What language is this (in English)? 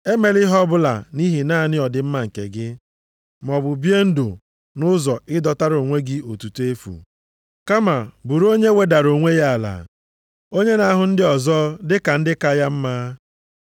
Igbo